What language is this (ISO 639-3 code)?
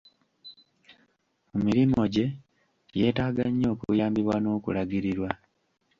lug